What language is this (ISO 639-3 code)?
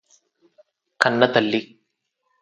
tel